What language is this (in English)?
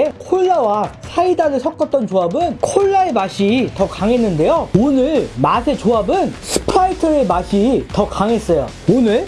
Korean